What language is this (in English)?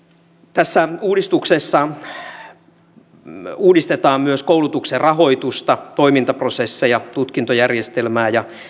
Finnish